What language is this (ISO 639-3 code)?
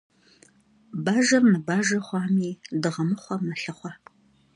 kbd